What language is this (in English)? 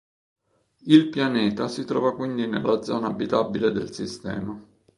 Italian